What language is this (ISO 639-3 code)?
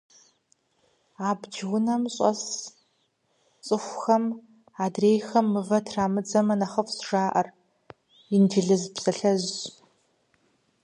kbd